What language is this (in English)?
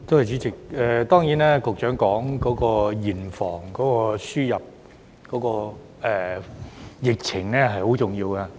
Cantonese